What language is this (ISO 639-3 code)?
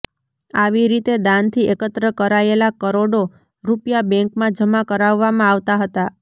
guj